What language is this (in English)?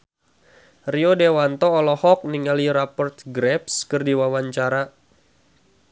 Sundanese